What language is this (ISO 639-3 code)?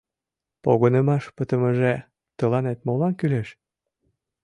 chm